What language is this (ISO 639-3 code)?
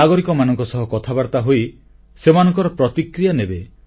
ori